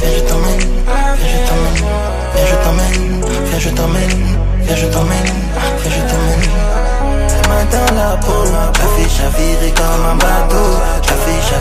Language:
Romanian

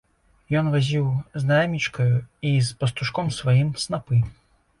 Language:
Belarusian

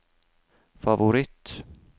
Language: Norwegian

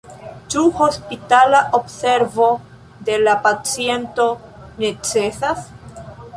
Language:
Esperanto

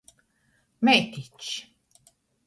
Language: Latgalian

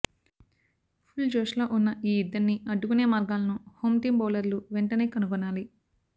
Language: Telugu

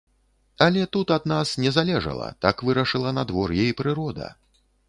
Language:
Belarusian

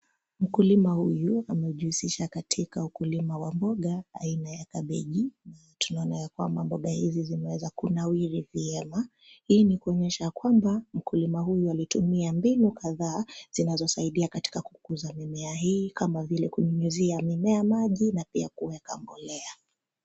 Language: Swahili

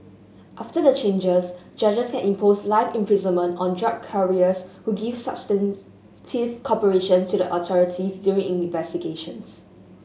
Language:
English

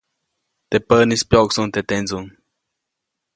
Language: Copainalá Zoque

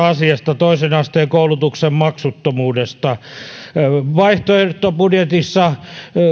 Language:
Finnish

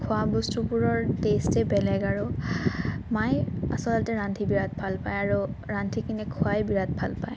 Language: Assamese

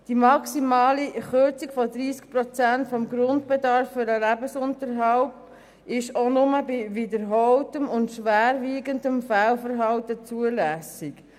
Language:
Swiss German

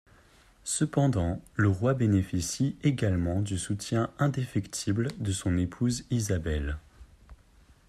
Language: French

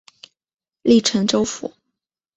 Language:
Chinese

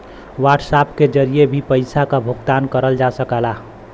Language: Bhojpuri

